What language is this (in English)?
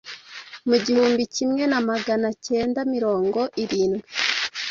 Kinyarwanda